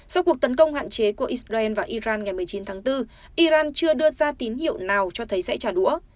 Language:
Vietnamese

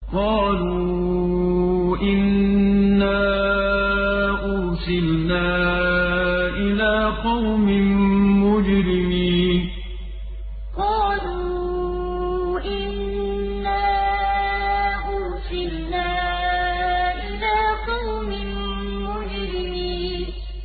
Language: Arabic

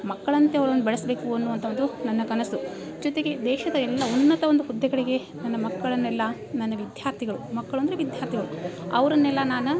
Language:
Kannada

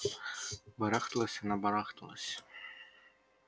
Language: Russian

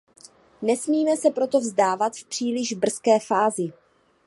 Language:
Czech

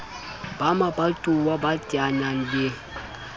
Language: Southern Sotho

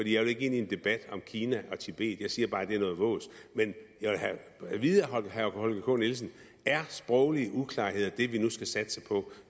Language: Danish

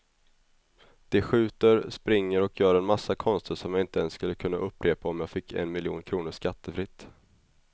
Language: Swedish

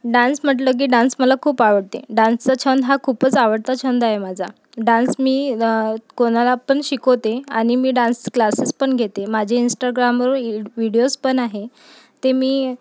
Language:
Marathi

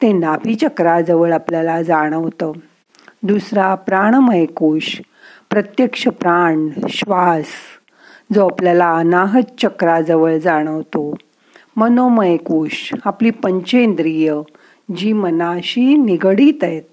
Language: Marathi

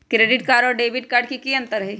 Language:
Magahi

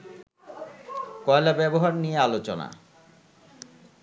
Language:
Bangla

